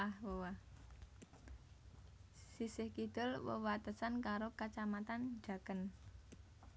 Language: Javanese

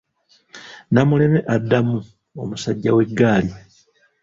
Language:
Ganda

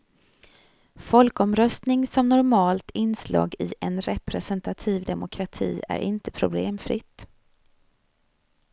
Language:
Swedish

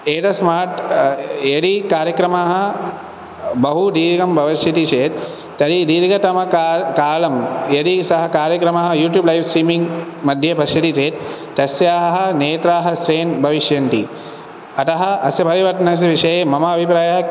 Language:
Sanskrit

